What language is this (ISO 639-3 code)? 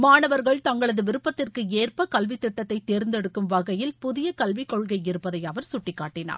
tam